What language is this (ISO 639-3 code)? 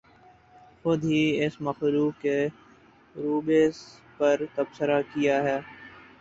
urd